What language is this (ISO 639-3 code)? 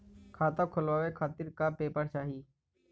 bho